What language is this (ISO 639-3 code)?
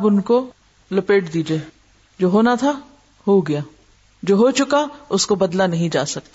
urd